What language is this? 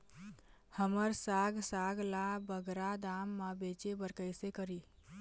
Chhattisgarhi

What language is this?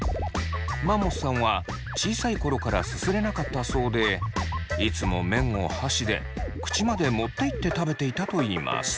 Japanese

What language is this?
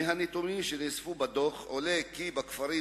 Hebrew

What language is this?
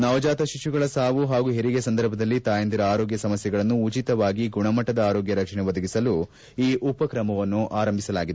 Kannada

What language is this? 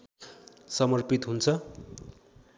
Nepali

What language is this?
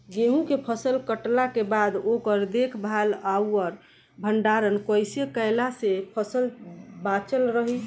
Bhojpuri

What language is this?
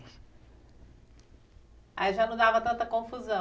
Portuguese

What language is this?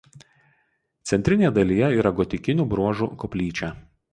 Lithuanian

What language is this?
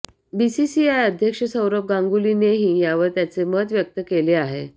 Marathi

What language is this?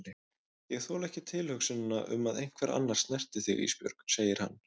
Icelandic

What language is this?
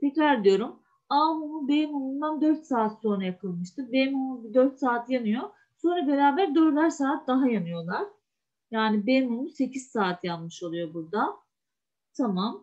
Turkish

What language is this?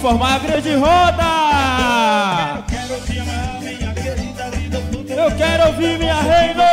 Portuguese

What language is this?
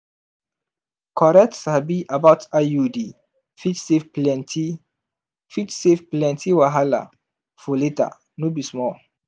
Nigerian Pidgin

